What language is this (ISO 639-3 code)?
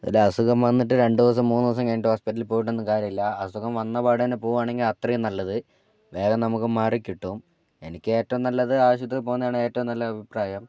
mal